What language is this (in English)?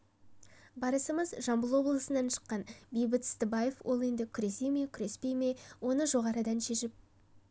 Kazakh